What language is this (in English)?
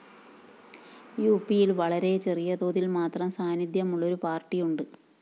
Malayalam